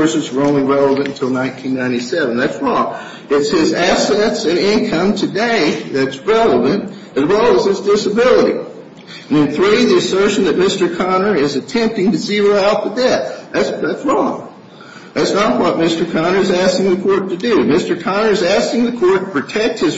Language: English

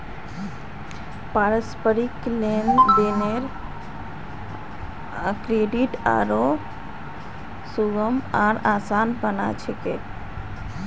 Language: Magahi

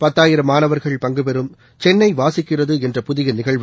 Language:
Tamil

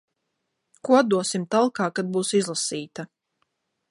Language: Latvian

